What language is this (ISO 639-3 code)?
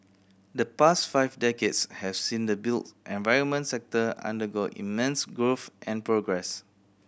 eng